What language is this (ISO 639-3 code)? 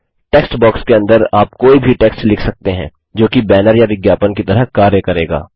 hin